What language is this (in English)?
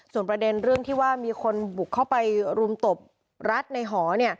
Thai